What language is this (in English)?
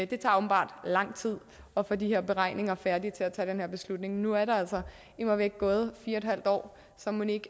Danish